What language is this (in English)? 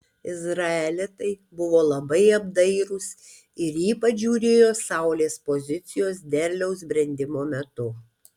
Lithuanian